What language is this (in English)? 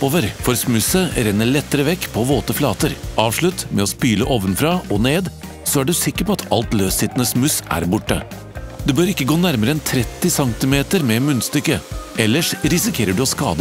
Norwegian